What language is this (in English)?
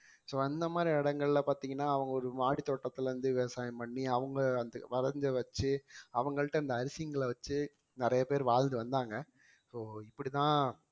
Tamil